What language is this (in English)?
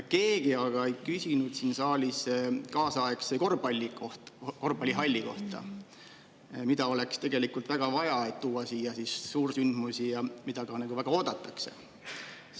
Estonian